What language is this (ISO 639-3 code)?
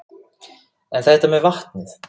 isl